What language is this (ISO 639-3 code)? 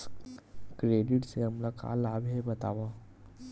hne